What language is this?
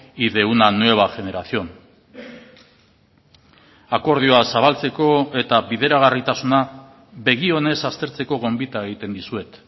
Basque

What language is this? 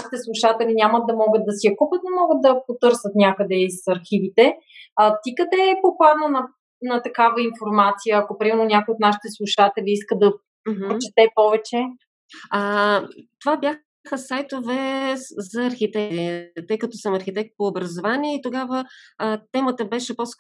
Bulgarian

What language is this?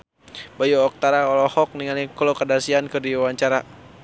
Sundanese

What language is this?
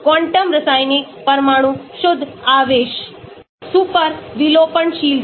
Hindi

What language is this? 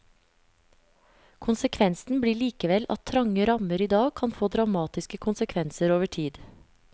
Norwegian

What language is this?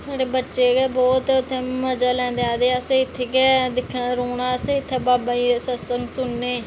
Dogri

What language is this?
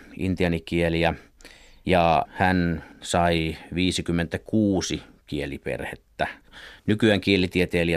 Finnish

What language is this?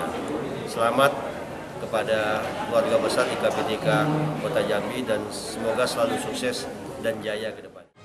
Indonesian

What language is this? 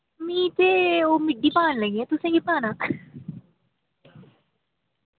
Dogri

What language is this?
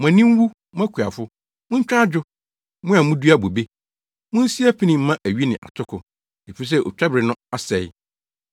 Akan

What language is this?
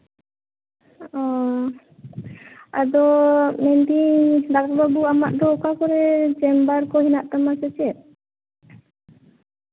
Santali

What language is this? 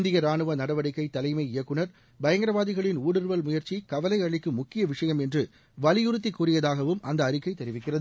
Tamil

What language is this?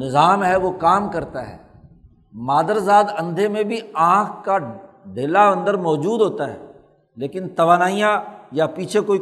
Urdu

